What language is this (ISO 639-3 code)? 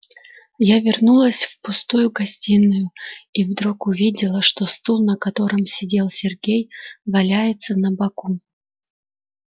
rus